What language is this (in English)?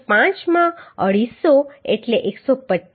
Gujarati